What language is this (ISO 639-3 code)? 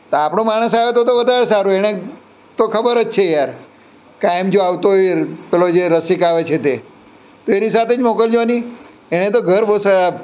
guj